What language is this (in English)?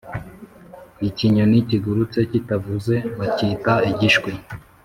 Kinyarwanda